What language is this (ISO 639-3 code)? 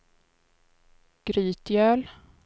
swe